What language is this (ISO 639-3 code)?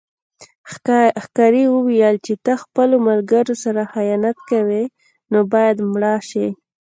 pus